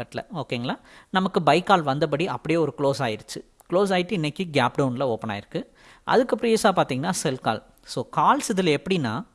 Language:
Tamil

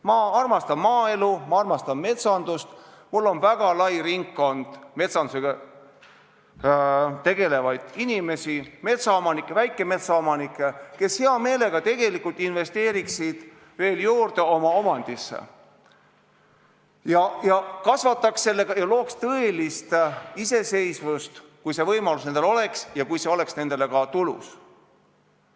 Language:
Estonian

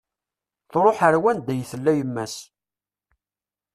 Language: Kabyle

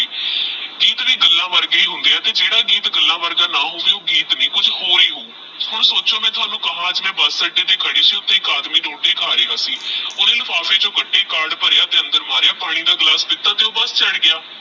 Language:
Punjabi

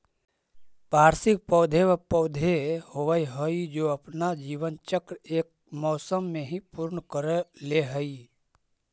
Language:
Magahi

